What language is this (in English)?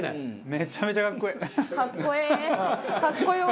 Japanese